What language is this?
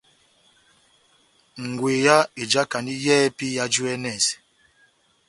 Batanga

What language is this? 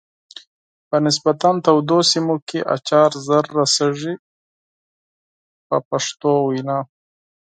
Pashto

